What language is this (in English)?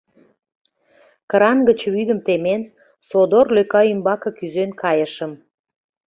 Mari